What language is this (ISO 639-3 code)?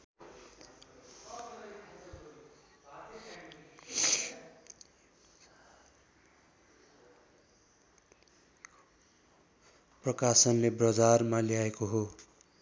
nep